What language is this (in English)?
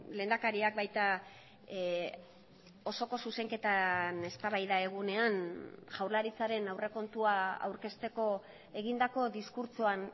Basque